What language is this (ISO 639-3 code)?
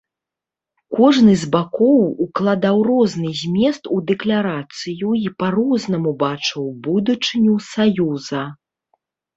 bel